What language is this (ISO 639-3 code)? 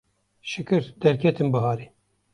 kur